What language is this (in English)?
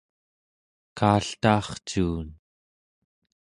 Central Yupik